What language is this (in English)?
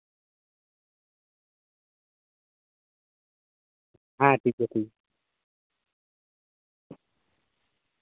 Santali